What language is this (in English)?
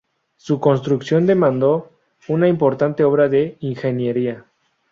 Spanish